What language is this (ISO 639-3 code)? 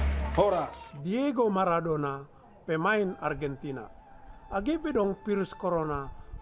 ind